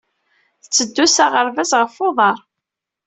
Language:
Kabyle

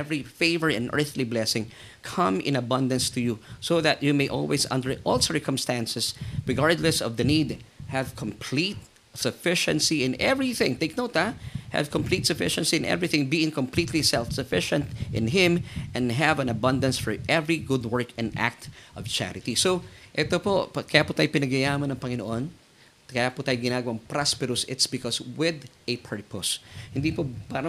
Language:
Filipino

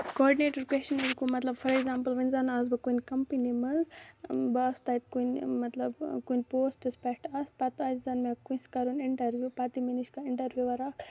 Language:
Kashmiri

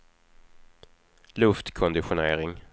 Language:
Swedish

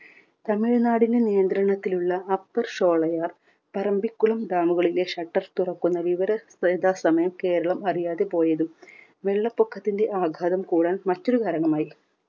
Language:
Malayalam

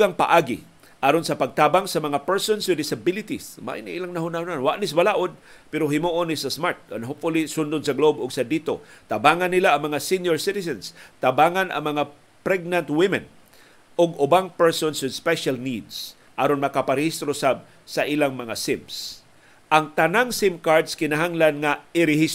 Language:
Filipino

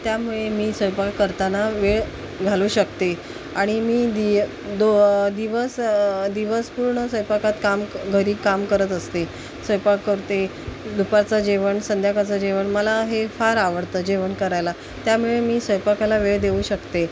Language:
Marathi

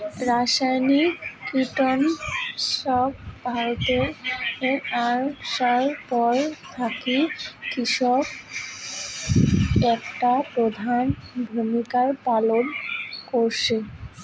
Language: Bangla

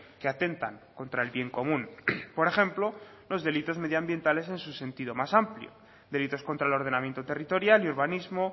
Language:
Spanish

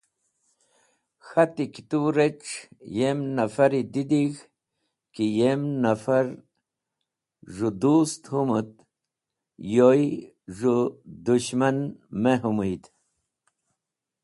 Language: Wakhi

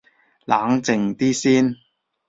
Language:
Cantonese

